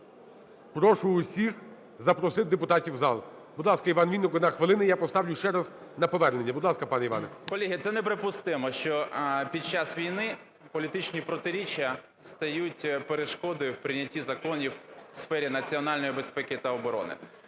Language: Ukrainian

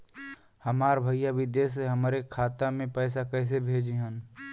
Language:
Bhojpuri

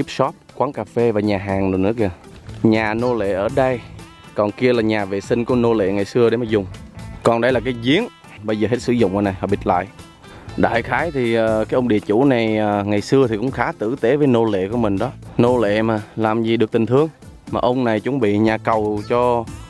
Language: Vietnamese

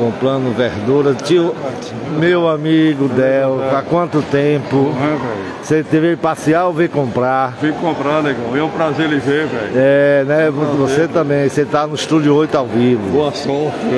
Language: Portuguese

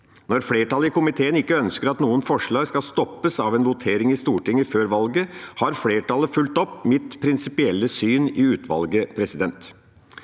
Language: Norwegian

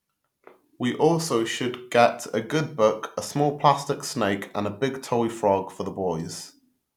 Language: English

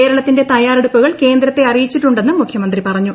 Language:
Malayalam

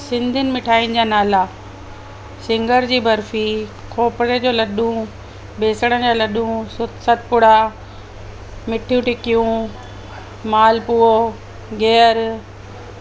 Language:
Sindhi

